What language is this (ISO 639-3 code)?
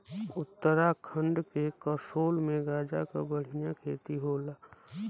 bho